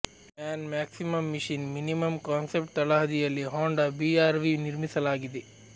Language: Kannada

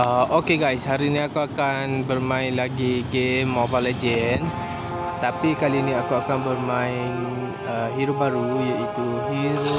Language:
Malay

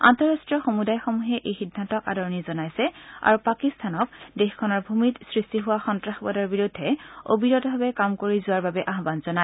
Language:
Assamese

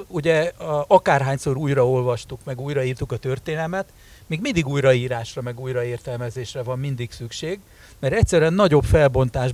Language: Hungarian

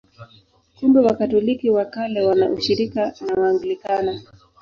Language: Swahili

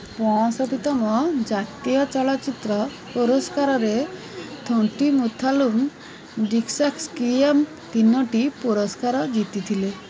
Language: Odia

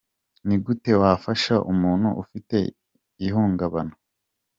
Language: Kinyarwanda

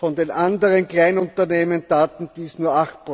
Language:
German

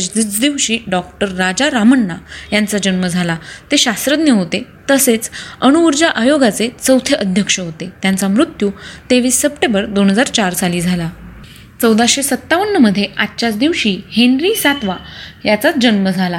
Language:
Marathi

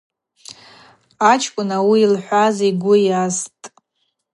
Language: Abaza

